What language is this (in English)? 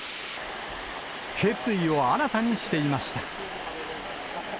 Japanese